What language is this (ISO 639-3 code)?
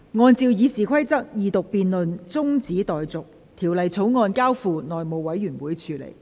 yue